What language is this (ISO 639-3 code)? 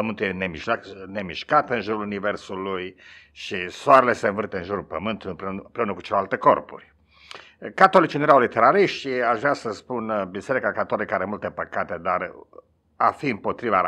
ron